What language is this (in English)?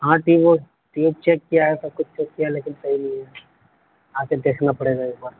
Urdu